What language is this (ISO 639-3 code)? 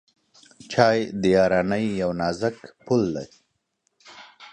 pus